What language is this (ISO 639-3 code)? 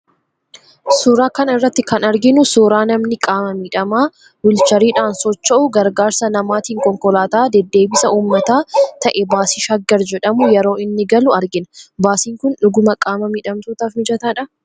orm